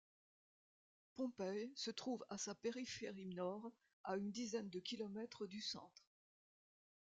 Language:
French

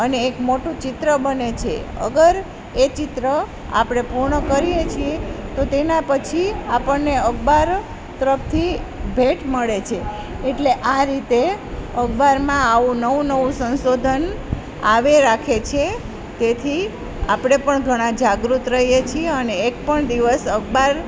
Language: Gujarati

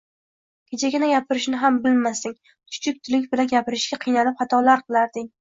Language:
Uzbek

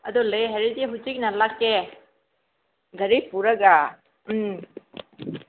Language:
Manipuri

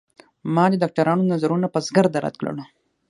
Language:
Pashto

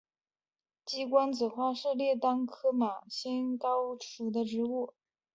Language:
Chinese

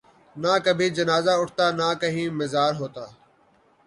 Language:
Urdu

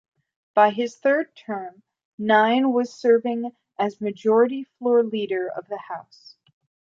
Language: English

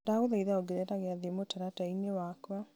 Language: Kikuyu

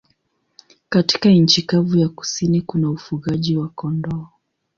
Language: Swahili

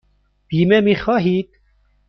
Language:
Persian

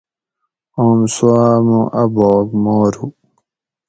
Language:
Gawri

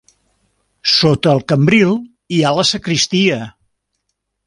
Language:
Catalan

